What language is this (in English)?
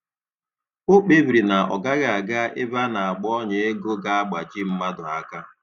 Igbo